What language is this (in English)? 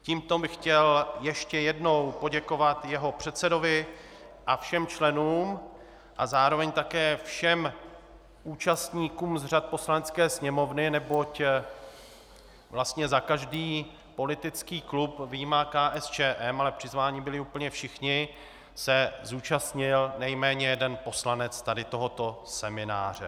Czech